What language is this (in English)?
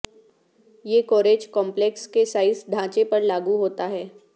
Urdu